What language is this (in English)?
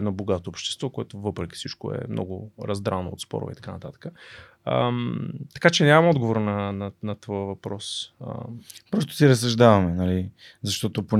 Bulgarian